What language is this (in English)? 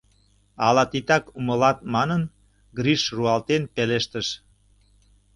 Mari